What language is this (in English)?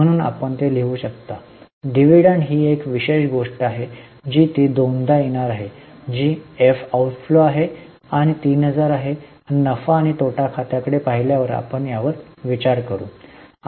Marathi